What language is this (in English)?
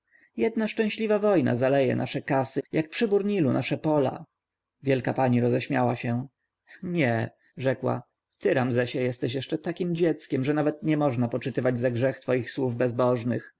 Polish